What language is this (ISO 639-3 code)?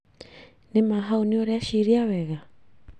kik